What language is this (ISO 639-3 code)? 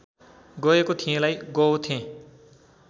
nep